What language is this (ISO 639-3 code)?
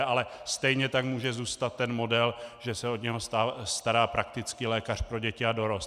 ces